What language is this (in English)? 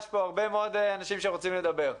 Hebrew